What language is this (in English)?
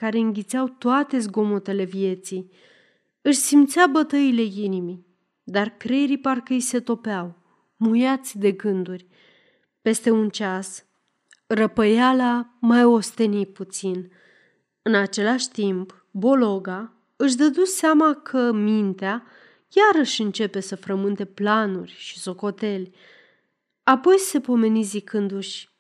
Romanian